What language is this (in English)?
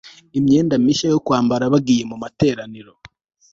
Kinyarwanda